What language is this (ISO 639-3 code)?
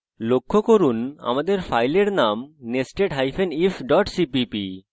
ben